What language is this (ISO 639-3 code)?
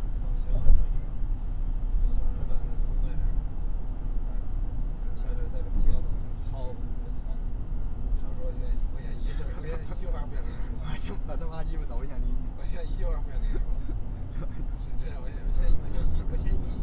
zho